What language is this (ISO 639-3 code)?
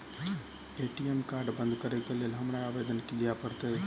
mai